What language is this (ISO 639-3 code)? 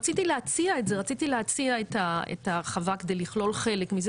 heb